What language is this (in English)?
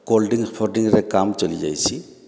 Odia